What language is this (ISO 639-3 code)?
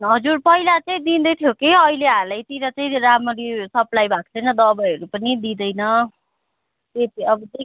nep